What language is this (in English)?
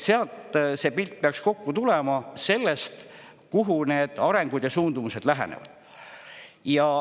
Estonian